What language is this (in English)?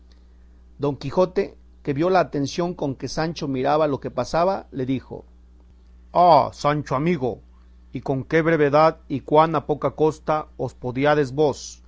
Spanish